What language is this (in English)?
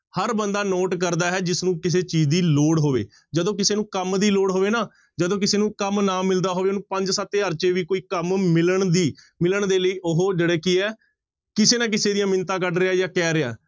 Punjabi